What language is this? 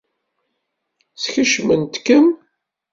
Kabyle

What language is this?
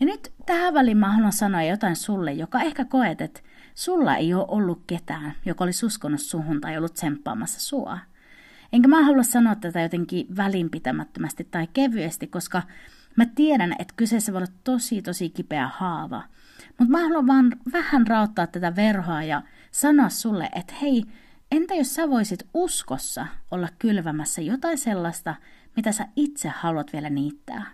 Finnish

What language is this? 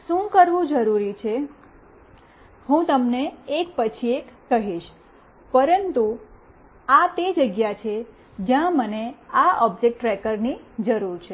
Gujarati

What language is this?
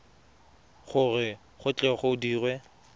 Tswana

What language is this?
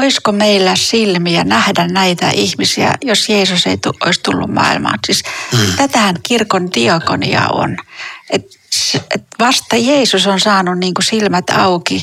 Finnish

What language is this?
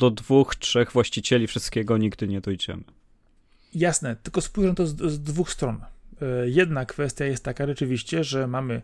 Polish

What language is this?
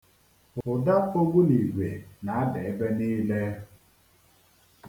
Igbo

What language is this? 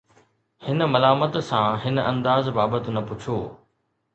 Sindhi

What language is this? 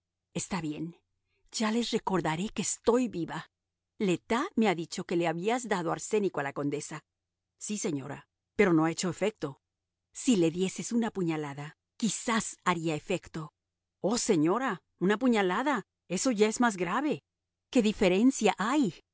Spanish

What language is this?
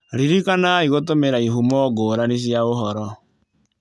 Kikuyu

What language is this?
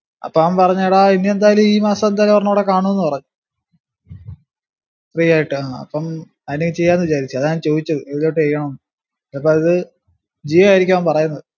Malayalam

